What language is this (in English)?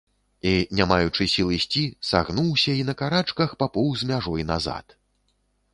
Belarusian